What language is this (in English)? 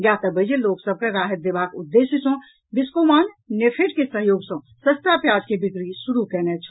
Maithili